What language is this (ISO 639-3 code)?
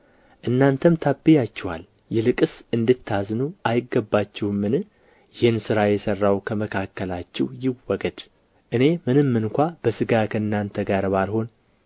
amh